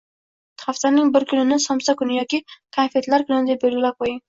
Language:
Uzbek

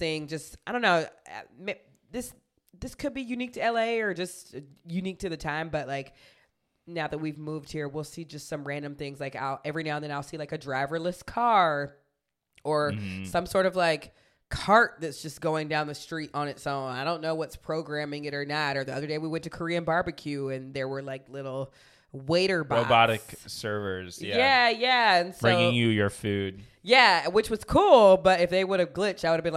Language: English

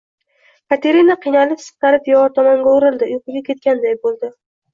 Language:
Uzbek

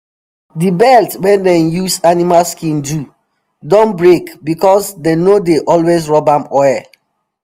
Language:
Nigerian Pidgin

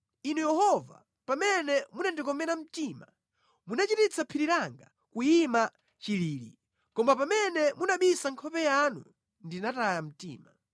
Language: Nyanja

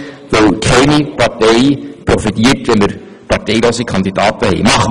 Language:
Swiss German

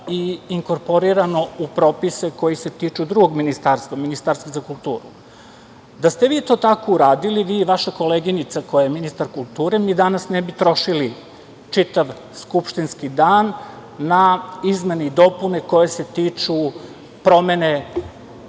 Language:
Serbian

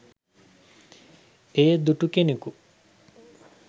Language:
Sinhala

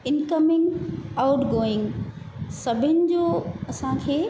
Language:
Sindhi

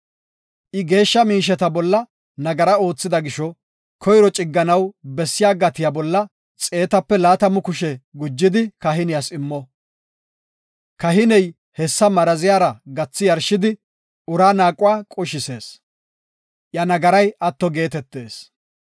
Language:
Gofa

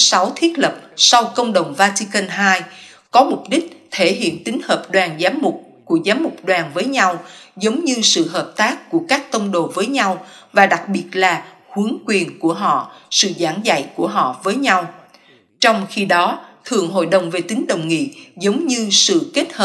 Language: Vietnamese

